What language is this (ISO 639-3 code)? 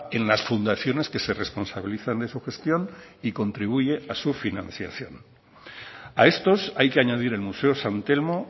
spa